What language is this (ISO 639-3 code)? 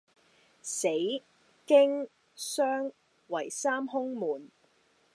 yue